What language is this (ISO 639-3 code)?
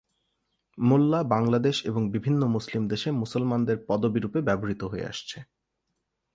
ben